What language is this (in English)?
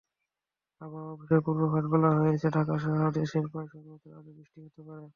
Bangla